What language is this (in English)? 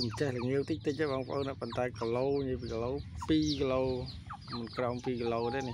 Thai